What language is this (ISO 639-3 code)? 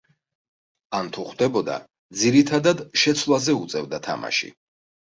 kat